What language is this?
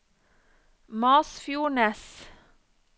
Norwegian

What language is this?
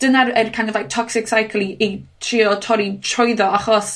Welsh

